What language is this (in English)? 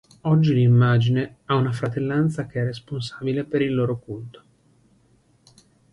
Italian